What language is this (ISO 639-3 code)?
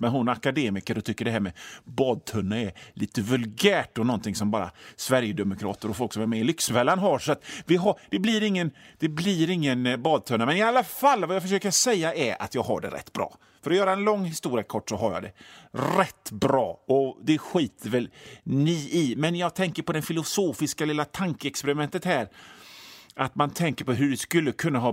swe